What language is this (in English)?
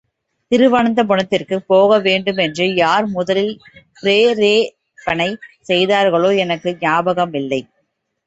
Tamil